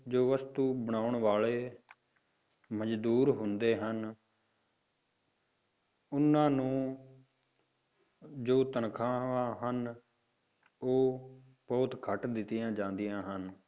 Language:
Punjabi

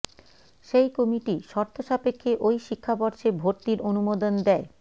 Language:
Bangla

